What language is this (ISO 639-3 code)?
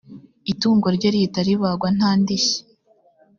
kin